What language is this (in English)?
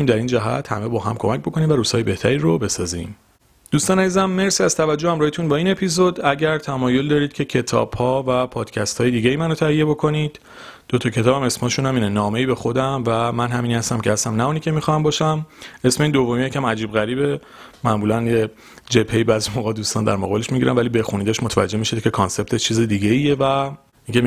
Persian